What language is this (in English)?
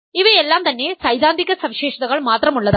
Malayalam